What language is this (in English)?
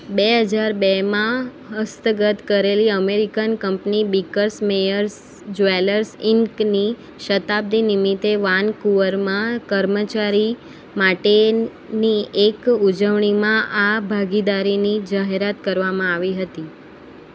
Gujarati